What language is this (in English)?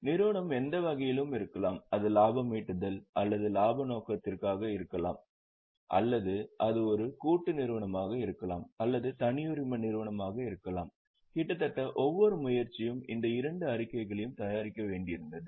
Tamil